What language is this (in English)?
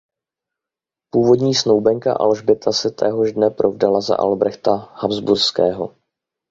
Czech